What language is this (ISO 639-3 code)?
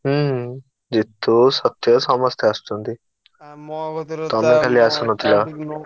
ori